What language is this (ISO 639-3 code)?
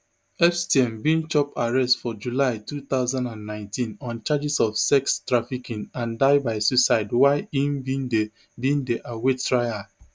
pcm